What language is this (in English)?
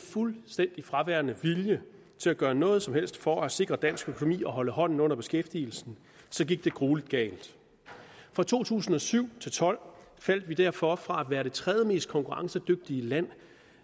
Danish